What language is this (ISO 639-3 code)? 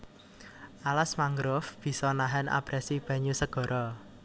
jav